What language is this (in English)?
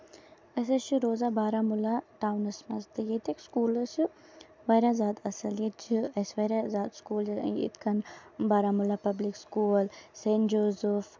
Kashmiri